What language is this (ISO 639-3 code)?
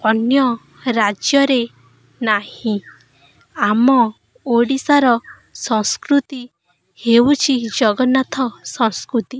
ori